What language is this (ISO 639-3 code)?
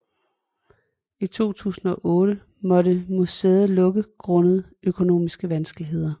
dan